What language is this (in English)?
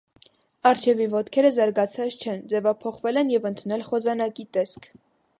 Armenian